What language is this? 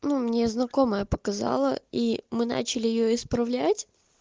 Russian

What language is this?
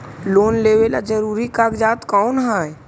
Magahi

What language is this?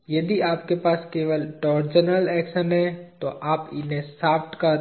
Hindi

